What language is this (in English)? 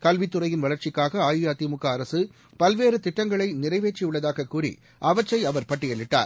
Tamil